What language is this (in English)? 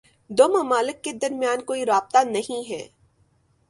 Urdu